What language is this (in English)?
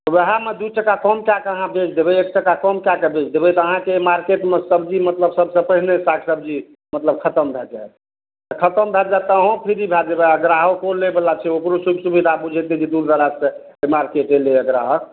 Maithili